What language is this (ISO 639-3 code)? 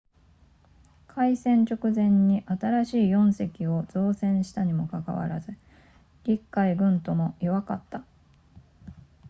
jpn